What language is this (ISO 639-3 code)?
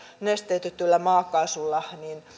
fin